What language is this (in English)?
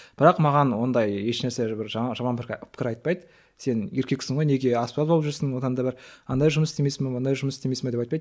Kazakh